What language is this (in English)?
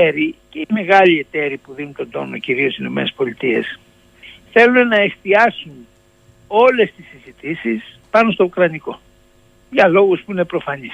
Greek